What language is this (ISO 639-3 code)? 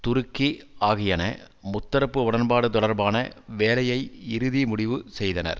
tam